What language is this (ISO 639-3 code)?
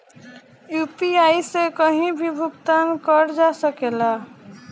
bho